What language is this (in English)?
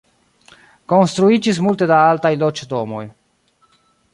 Esperanto